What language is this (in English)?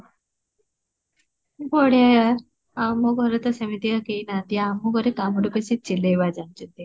Odia